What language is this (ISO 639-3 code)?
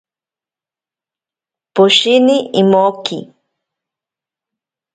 prq